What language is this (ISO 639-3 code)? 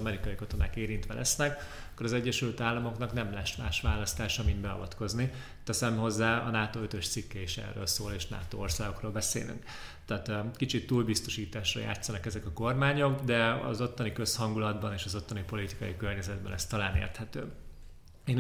hun